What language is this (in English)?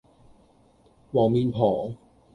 Cantonese